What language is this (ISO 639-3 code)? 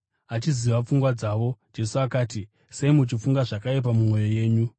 sna